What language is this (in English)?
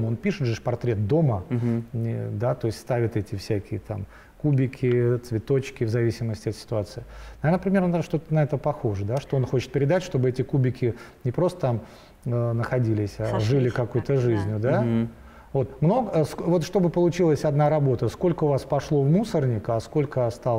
Russian